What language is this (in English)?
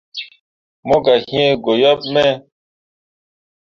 Mundang